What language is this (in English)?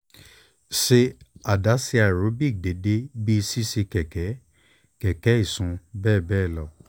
Yoruba